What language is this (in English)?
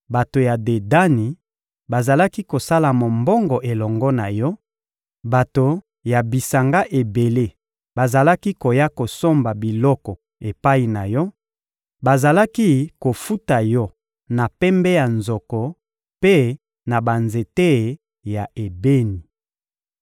Lingala